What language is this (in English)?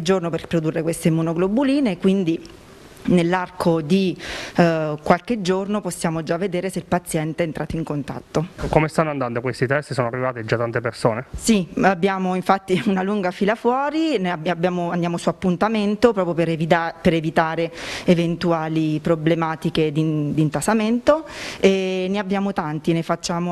Italian